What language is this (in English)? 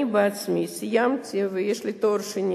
Hebrew